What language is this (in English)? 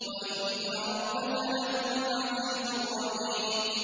Arabic